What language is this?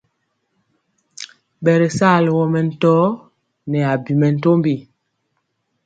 Mpiemo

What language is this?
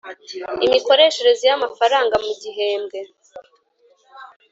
Kinyarwanda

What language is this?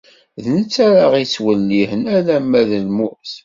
Kabyle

